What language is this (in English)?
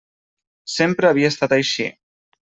Catalan